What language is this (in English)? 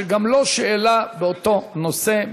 Hebrew